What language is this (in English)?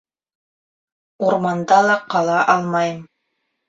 Bashkir